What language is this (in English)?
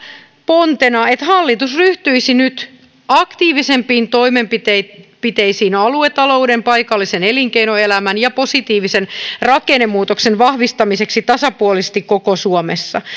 Finnish